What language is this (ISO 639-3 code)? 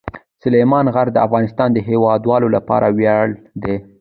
pus